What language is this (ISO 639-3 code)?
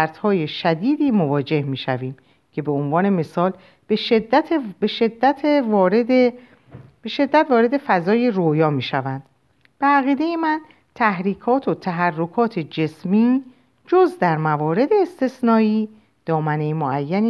fas